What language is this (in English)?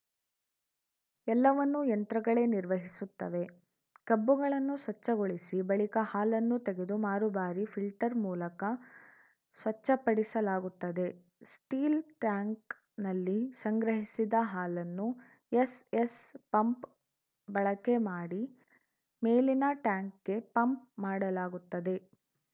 Kannada